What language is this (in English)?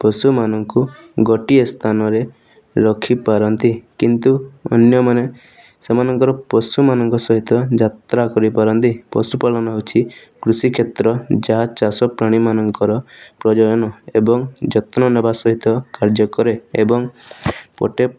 Odia